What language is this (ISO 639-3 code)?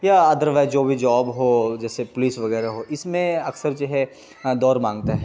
urd